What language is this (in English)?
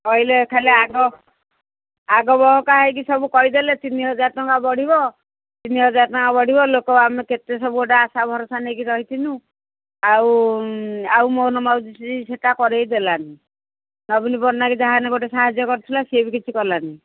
Odia